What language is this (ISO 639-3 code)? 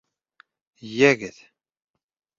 bak